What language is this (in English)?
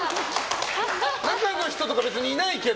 Japanese